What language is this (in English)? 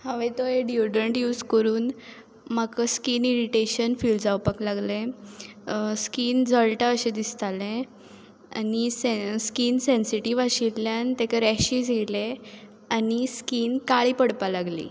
Konkani